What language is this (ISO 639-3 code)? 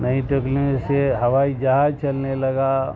urd